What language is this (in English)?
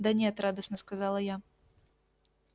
Russian